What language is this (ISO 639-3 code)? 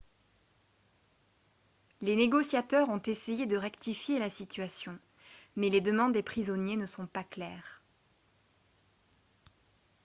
fra